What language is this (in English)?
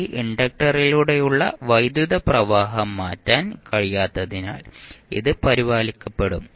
Malayalam